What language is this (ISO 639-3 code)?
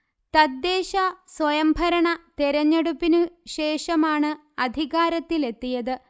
mal